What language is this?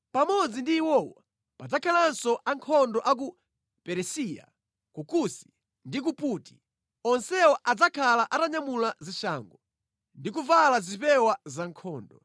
Nyanja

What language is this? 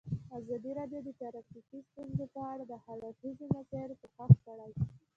Pashto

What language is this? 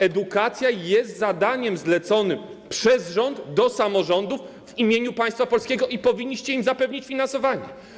Polish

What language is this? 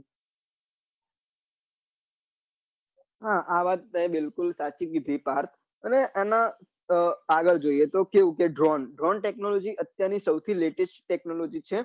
Gujarati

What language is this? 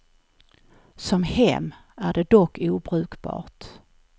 Swedish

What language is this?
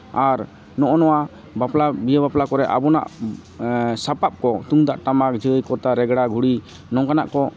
Santali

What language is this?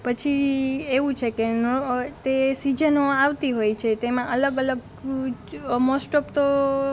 Gujarati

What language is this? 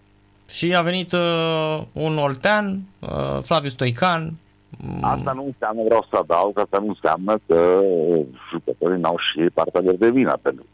Romanian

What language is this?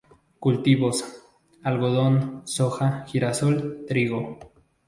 Spanish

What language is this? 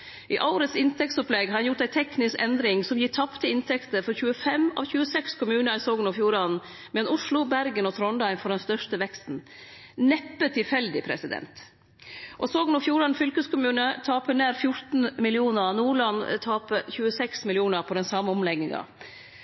Norwegian Nynorsk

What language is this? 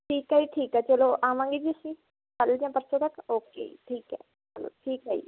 Punjabi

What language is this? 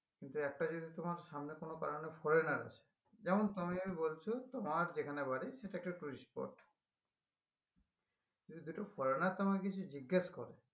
Bangla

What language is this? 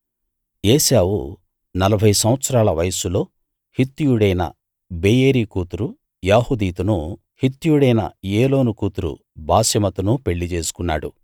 Telugu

